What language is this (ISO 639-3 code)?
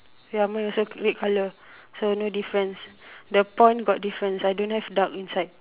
eng